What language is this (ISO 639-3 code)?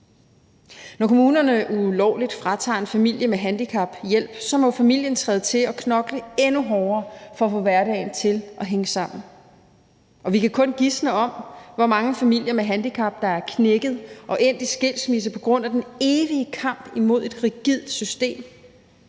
dan